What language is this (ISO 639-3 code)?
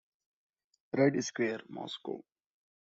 eng